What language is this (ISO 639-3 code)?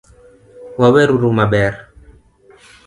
luo